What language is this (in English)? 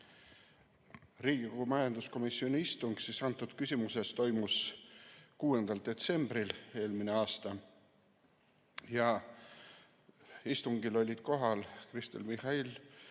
Estonian